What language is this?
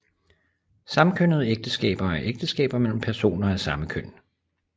Danish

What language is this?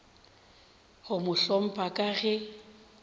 Northern Sotho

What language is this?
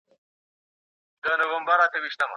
Pashto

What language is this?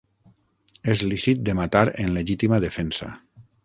Catalan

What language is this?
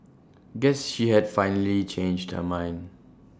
English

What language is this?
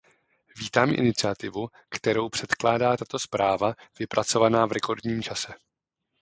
Czech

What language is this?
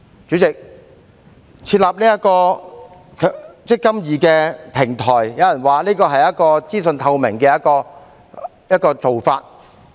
Cantonese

